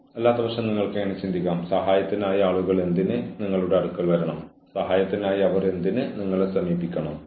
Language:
Malayalam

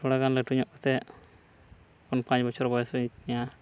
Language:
Santali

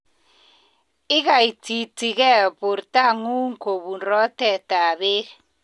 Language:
Kalenjin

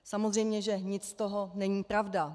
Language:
Czech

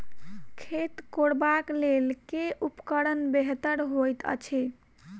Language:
Maithili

